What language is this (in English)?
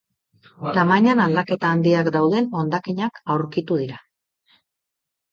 Basque